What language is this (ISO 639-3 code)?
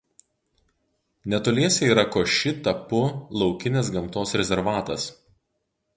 lit